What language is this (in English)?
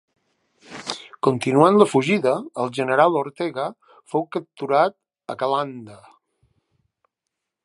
Catalan